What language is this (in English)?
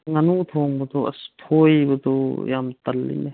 Manipuri